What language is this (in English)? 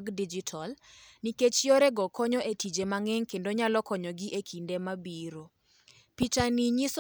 Luo (Kenya and Tanzania)